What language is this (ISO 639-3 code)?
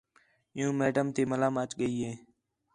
xhe